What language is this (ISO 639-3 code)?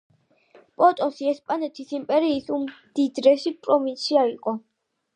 kat